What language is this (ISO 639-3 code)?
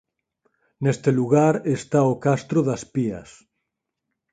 glg